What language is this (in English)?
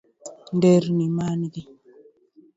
Luo (Kenya and Tanzania)